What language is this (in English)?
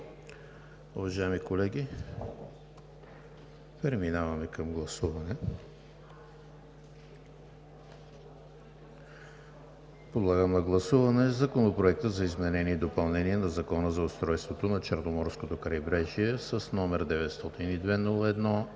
Bulgarian